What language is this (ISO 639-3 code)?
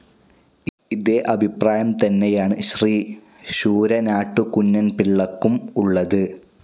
mal